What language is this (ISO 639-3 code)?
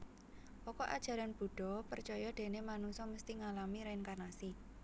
jav